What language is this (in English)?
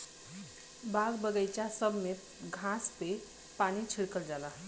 Bhojpuri